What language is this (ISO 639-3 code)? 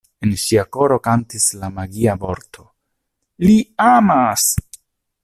epo